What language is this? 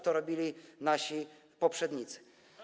Polish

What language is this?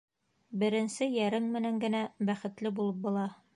Bashkir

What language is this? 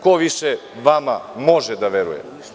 Serbian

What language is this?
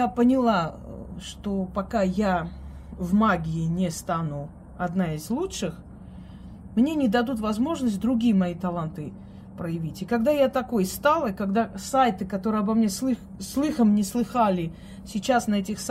Russian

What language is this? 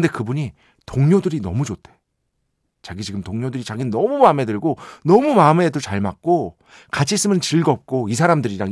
Korean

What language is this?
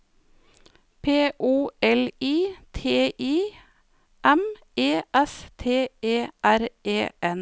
Norwegian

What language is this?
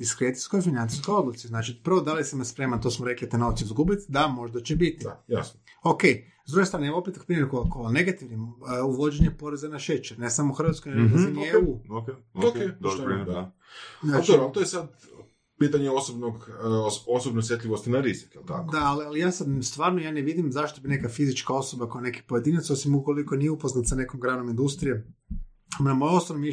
Croatian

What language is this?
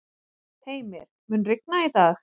Icelandic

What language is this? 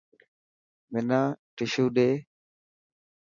Dhatki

